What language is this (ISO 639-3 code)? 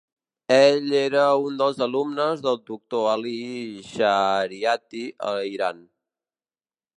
cat